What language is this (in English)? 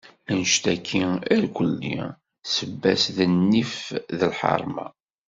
Kabyle